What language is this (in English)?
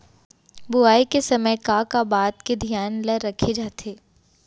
Chhattisgarhi